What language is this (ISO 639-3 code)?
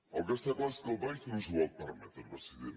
cat